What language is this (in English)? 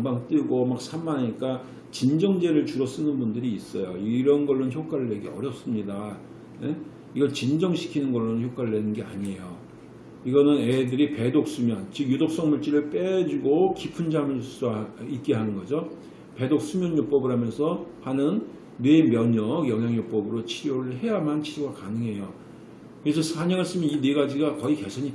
Korean